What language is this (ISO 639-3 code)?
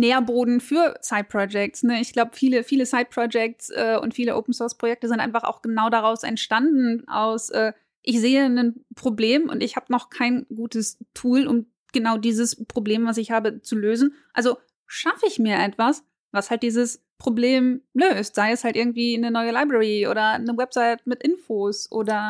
deu